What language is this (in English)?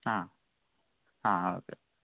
Malayalam